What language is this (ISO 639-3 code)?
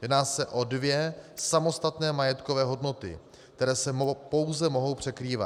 ces